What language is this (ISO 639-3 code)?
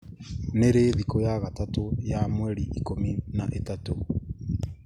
kik